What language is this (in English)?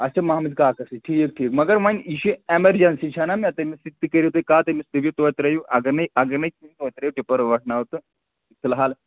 Kashmiri